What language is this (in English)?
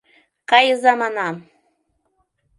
Mari